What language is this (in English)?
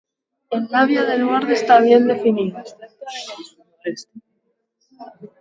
Spanish